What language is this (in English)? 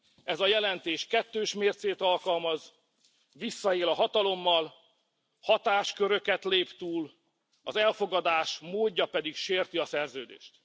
Hungarian